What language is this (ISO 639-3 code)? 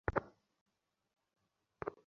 ben